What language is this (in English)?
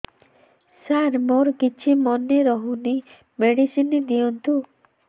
Odia